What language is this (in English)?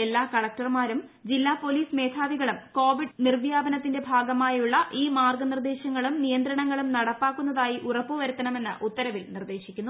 Malayalam